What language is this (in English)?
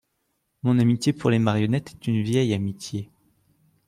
French